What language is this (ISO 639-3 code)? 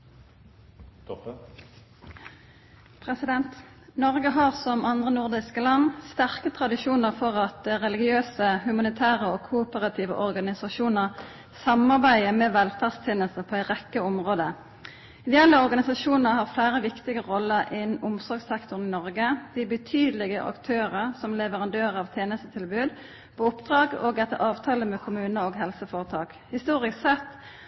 nor